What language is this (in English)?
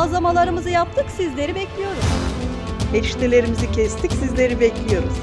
Turkish